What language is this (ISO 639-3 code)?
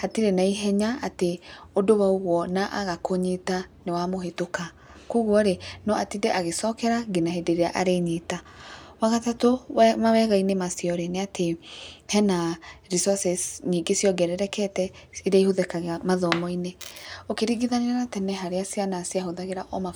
kik